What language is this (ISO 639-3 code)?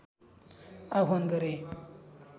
nep